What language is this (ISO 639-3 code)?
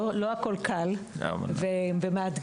heb